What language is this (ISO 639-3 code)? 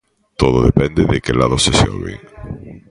glg